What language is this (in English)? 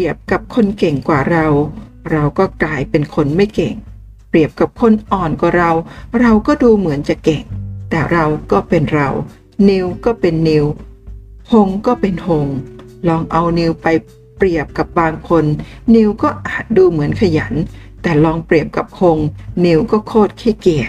Thai